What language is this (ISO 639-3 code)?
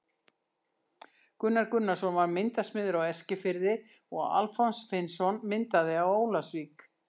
isl